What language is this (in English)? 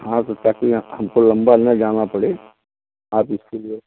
Hindi